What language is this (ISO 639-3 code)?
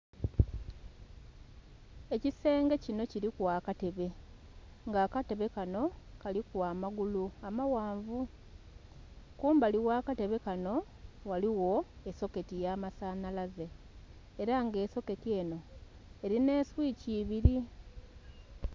xog